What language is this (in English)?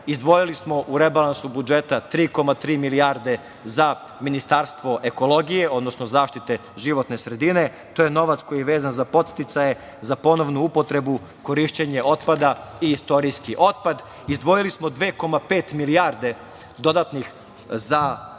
Serbian